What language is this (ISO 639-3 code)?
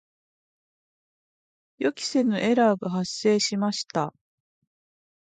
jpn